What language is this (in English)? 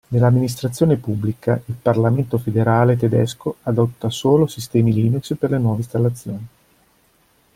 Italian